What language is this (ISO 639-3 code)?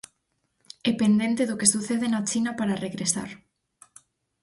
glg